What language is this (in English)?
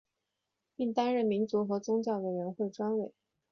Chinese